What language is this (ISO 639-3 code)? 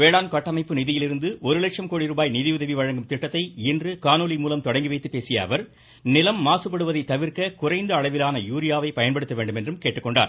tam